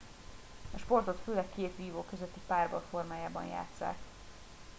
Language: Hungarian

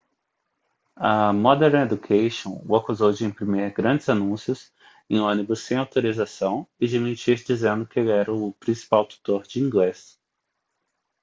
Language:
Portuguese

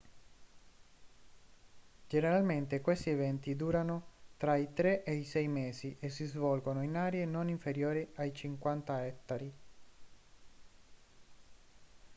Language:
Italian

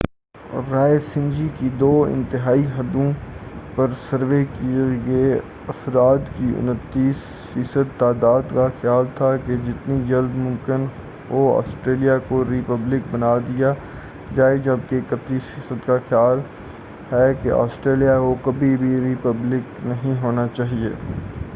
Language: Urdu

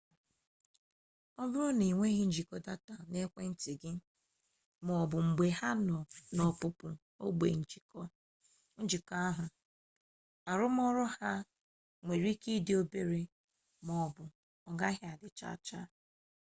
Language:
Igbo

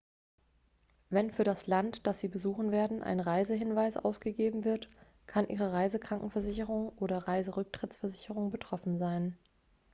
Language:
German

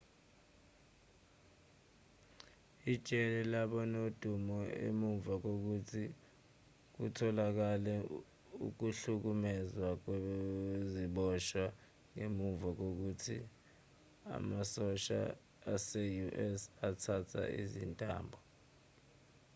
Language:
Zulu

